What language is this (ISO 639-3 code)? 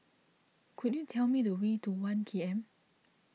eng